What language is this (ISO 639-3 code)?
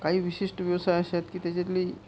mar